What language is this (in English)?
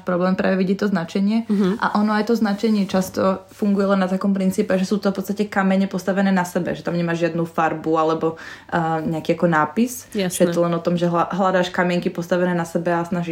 Slovak